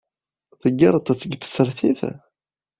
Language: Kabyle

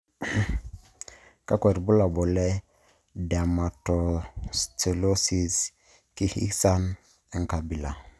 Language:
Masai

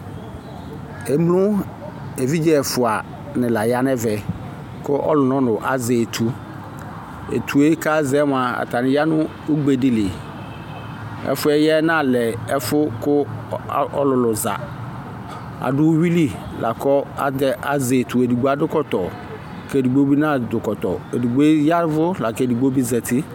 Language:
Ikposo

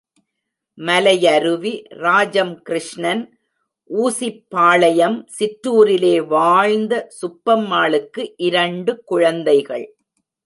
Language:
Tamil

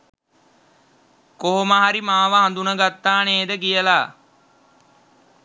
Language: Sinhala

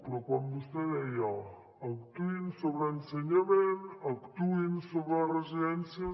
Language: Catalan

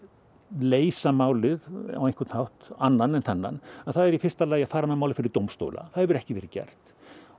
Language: Icelandic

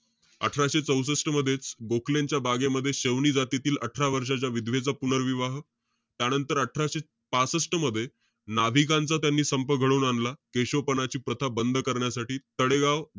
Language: Marathi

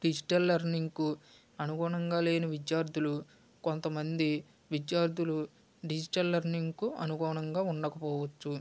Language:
Telugu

